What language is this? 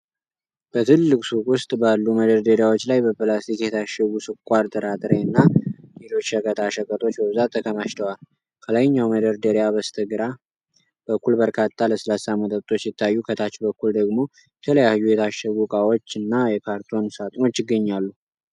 Amharic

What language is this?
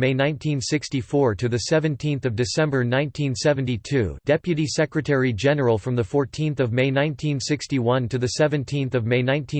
English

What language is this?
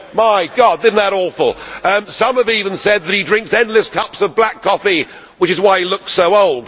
English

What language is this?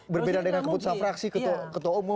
Indonesian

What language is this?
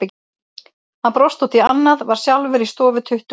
Icelandic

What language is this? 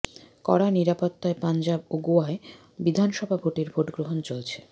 Bangla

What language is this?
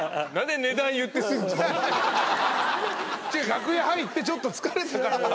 Japanese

